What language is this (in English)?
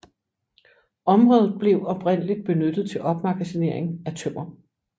Danish